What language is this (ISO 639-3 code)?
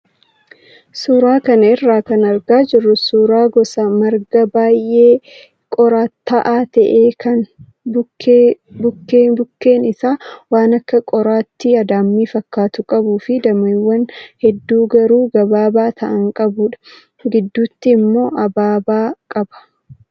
orm